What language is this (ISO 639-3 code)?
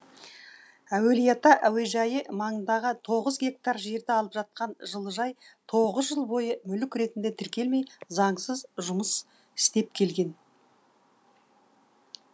kaz